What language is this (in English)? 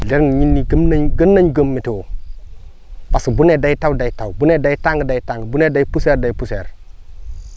Wolof